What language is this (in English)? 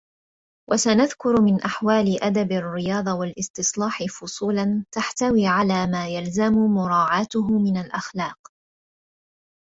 Arabic